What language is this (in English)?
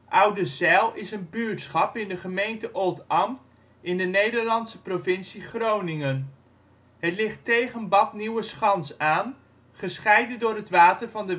Dutch